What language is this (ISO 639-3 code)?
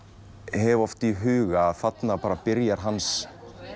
isl